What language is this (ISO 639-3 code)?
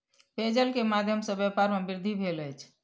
mai